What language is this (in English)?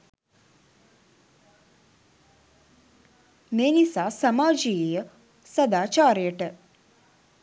Sinhala